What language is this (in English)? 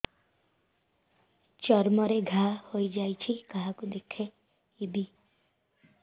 Odia